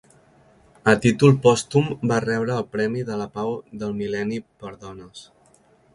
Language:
Catalan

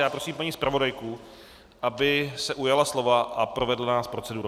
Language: Czech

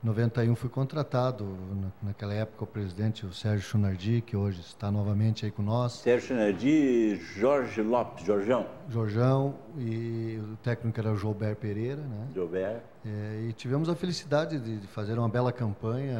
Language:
Portuguese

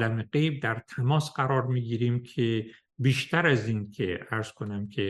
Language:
Persian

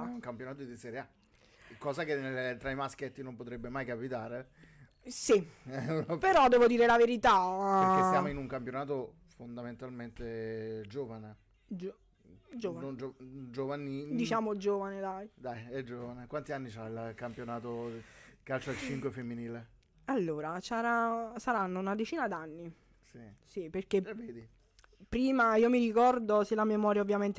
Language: Italian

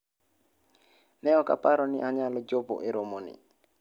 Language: Luo (Kenya and Tanzania)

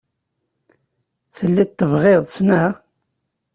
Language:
Kabyle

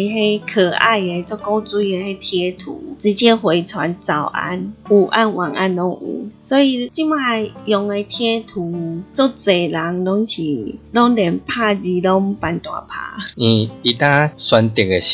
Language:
Chinese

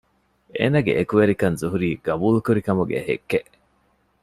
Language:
Divehi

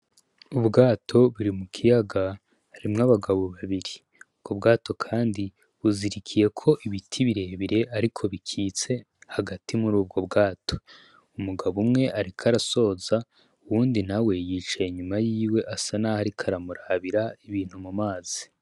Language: Rundi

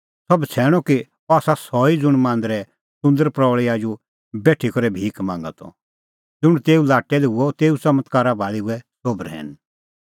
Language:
Kullu Pahari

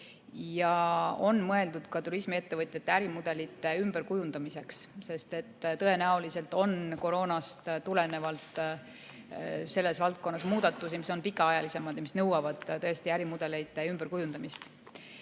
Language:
Estonian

